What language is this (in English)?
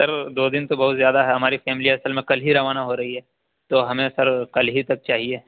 Urdu